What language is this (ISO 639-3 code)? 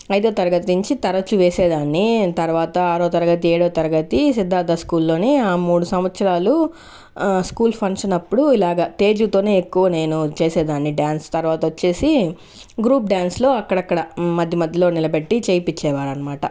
tel